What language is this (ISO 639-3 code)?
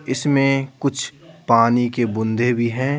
hin